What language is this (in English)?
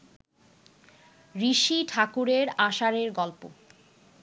Bangla